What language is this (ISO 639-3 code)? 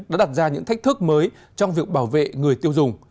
vie